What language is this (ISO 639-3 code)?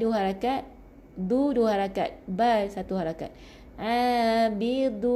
msa